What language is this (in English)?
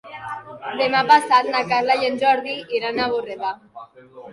Catalan